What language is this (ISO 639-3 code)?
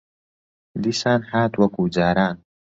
ckb